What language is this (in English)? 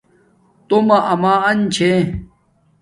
Domaaki